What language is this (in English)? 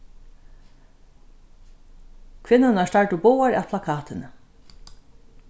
Faroese